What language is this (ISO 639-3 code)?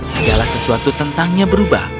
ind